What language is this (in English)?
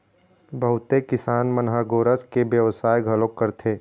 Chhattisgarhi